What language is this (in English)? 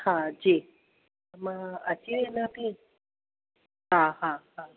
Sindhi